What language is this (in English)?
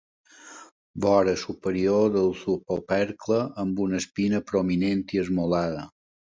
Catalan